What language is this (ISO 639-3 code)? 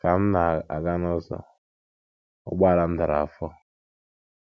ibo